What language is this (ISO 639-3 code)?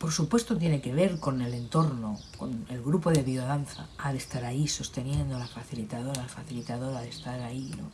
spa